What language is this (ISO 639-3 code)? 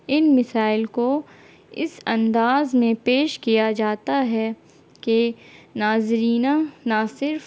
urd